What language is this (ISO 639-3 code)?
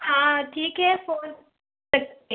hin